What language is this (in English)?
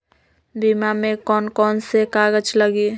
Magahi